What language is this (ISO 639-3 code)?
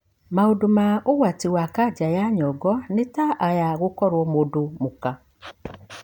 kik